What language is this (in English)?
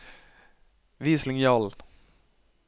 Norwegian